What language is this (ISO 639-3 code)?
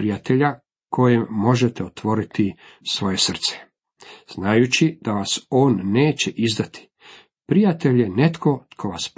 hrv